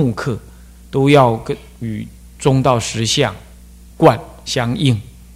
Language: Chinese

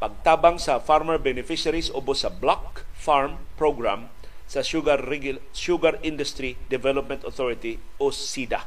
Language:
Filipino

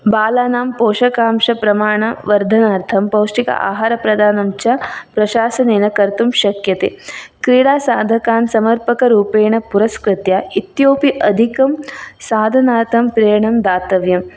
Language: Sanskrit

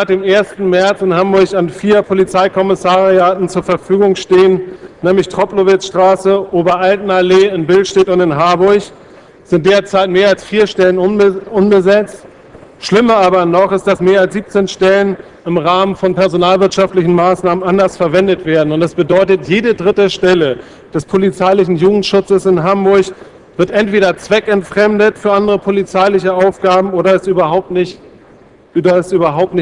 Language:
German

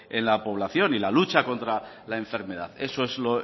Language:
Spanish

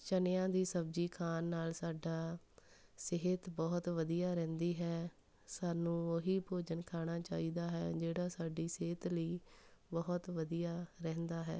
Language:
Punjabi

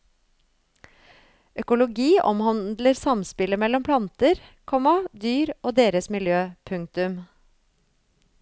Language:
Norwegian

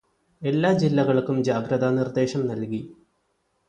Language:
Malayalam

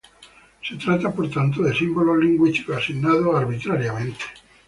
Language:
Spanish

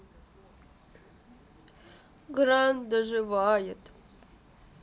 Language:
Russian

